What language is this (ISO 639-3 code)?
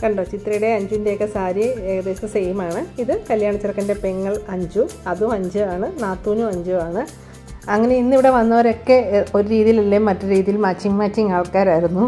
mal